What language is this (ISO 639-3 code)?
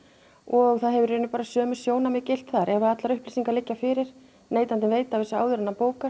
isl